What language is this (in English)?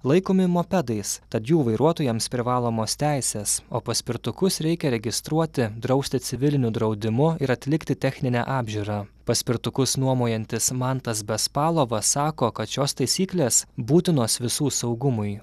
Lithuanian